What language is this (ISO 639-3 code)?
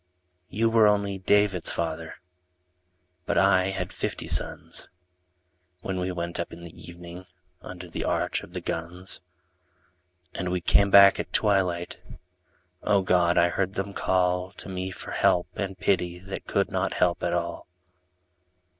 eng